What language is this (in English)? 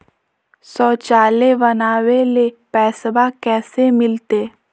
Magahi